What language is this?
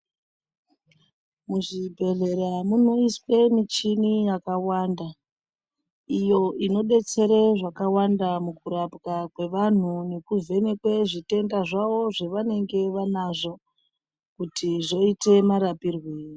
Ndau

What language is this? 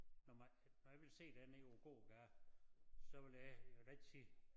Danish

